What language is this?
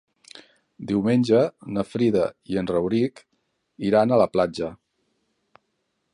Catalan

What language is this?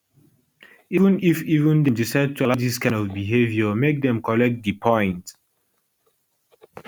Nigerian Pidgin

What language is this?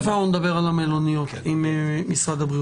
Hebrew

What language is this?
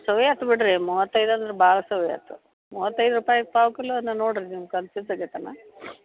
Kannada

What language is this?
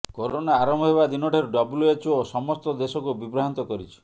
Odia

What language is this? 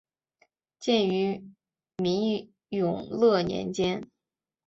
Chinese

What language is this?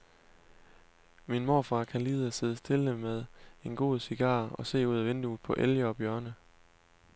Danish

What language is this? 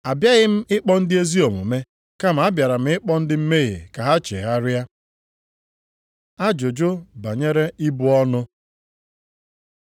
Igbo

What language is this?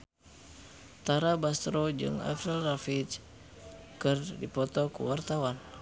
Sundanese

